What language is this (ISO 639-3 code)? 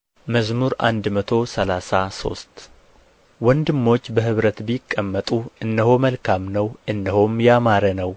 amh